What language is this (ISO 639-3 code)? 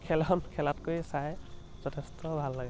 asm